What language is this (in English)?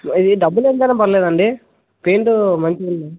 Telugu